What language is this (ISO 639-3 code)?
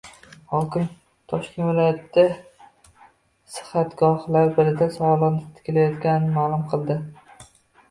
uzb